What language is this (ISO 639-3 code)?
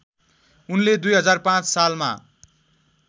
nep